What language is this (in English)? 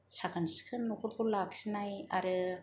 Bodo